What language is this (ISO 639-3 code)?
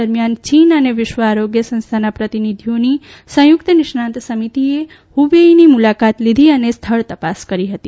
guj